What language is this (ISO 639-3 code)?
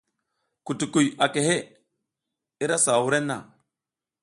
giz